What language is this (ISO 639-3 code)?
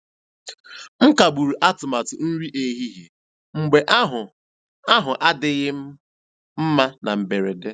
ibo